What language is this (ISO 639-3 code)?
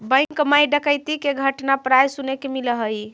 mag